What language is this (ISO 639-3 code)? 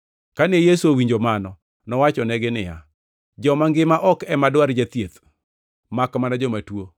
luo